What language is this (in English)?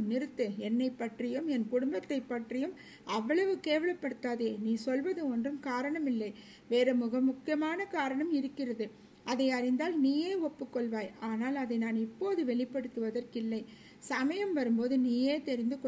Tamil